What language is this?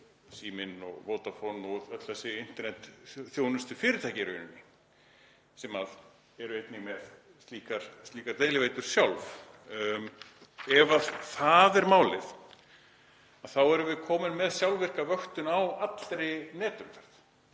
Icelandic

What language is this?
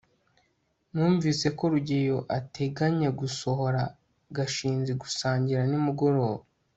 Kinyarwanda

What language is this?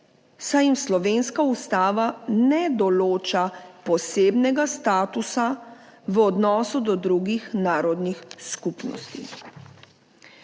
Slovenian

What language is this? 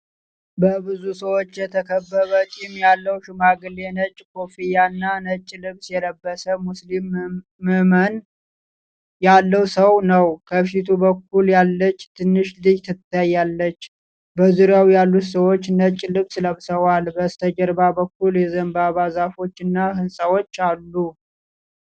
Amharic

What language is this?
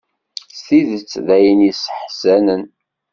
Kabyle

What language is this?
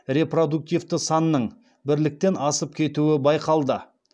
Kazakh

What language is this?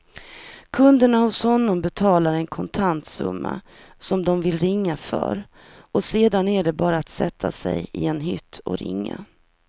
Swedish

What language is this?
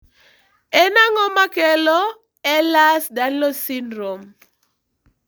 Luo (Kenya and Tanzania)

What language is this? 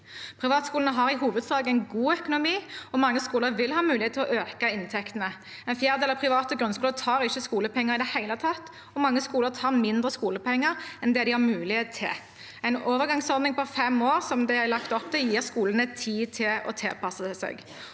Norwegian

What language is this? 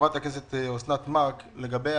Hebrew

